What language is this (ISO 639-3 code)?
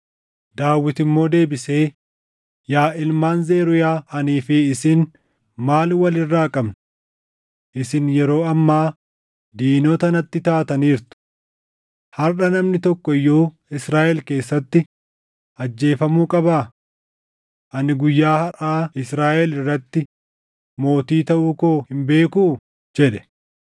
orm